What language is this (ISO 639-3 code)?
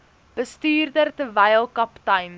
afr